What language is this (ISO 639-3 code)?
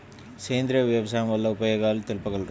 tel